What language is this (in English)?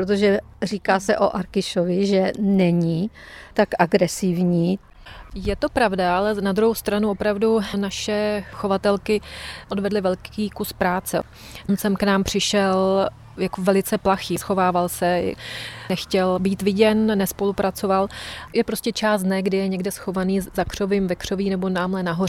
Czech